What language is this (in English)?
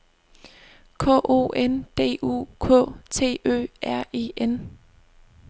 Danish